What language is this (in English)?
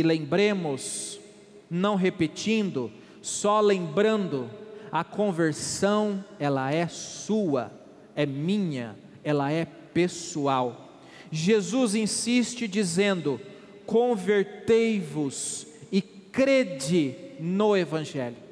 Portuguese